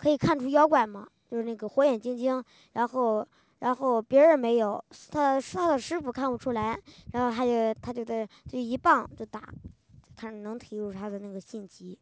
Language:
Chinese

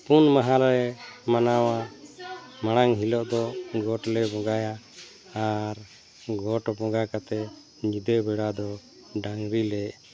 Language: Santali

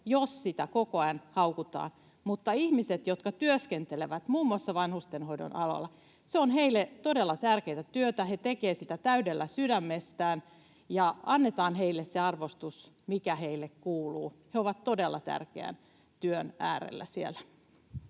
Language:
Finnish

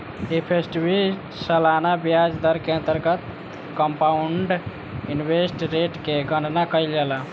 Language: Bhojpuri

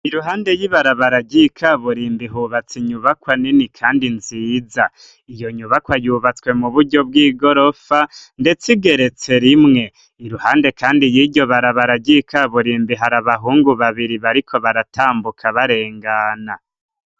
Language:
Rundi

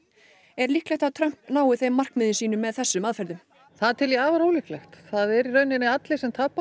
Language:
Icelandic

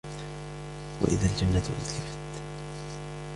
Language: Arabic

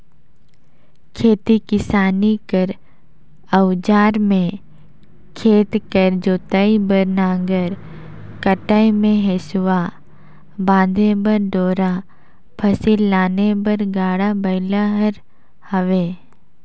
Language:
Chhattisgarhi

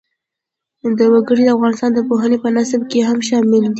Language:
Pashto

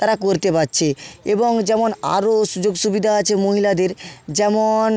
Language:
Bangla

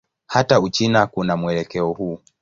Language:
Swahili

